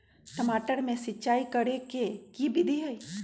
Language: Magahi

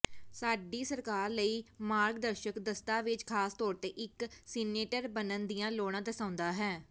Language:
Punjabi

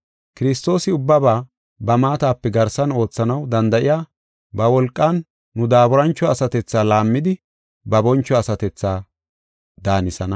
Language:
Gofa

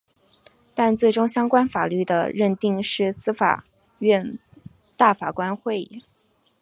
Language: Chinese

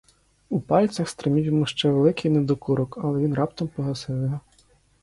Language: Ukrainian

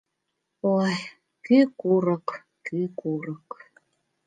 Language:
Mari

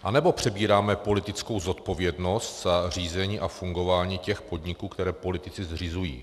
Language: Czech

